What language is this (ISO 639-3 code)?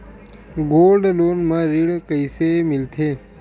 hne